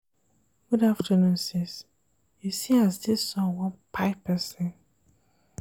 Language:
Nigerian Pidgin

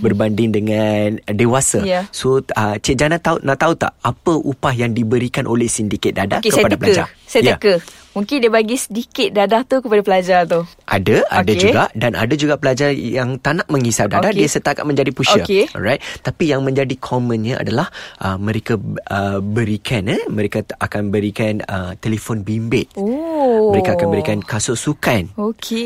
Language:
Malay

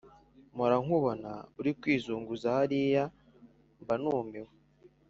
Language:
Kinyarwanda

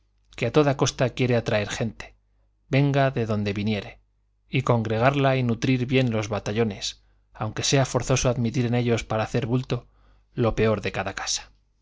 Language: Spanish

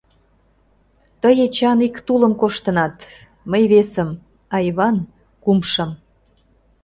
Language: Mari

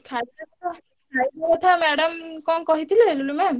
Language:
Odia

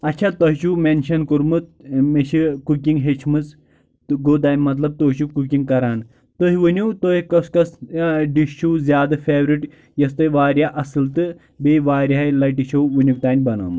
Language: Kashmiri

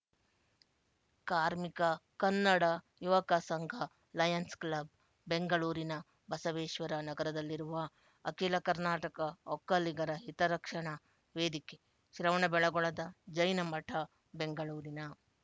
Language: Kannada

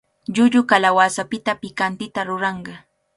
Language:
Cajatambo North Lima Quechua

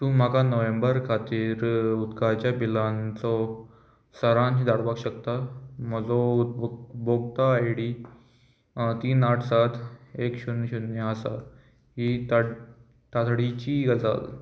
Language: Konkani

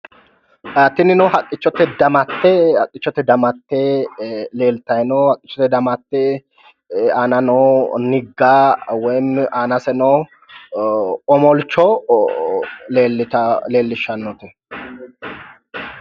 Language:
Sidamo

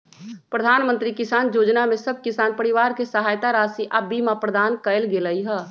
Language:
Magahi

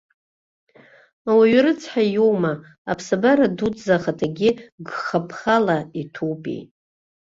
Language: Abkhazian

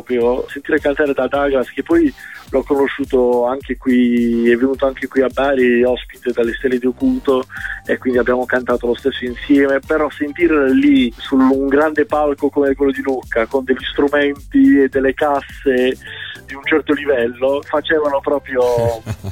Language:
Italian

